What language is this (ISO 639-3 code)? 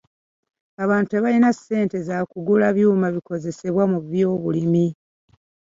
lug